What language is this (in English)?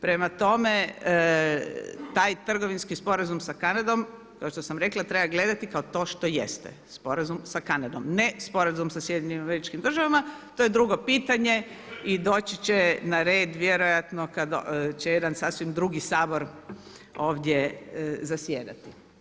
Croatian